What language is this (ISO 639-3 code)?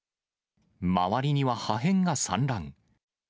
jpn